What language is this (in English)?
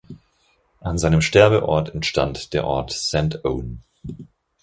German